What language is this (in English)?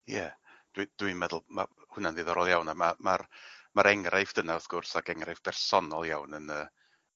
Welsh